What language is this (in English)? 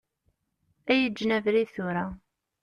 Kabyle